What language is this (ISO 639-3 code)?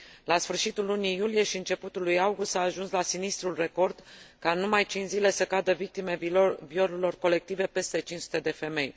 ron